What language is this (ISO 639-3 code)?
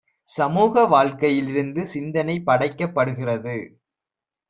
tam